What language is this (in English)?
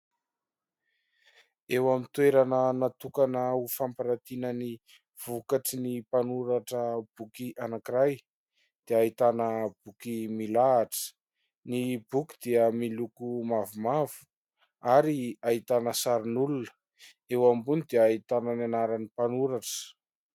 Malagasy